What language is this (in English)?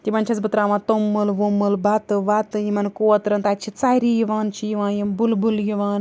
Kashmiri